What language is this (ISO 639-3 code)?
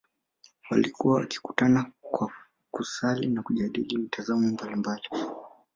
swa